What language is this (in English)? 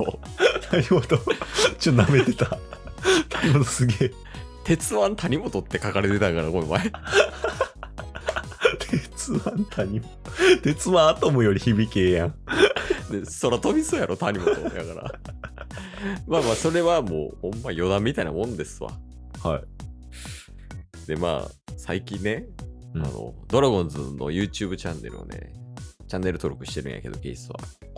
Japanese